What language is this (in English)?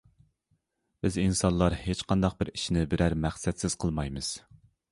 Uyghur